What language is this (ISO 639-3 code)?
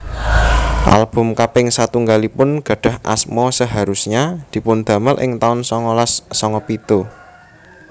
jav